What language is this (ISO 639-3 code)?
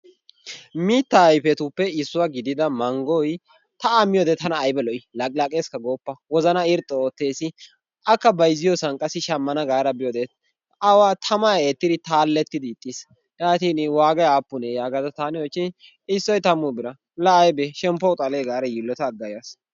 wal